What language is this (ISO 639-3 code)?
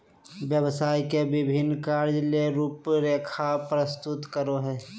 mag